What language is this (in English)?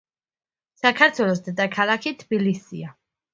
Georgian